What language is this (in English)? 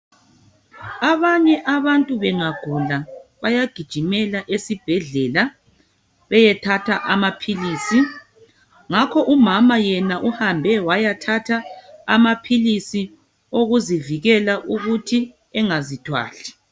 North Ndebele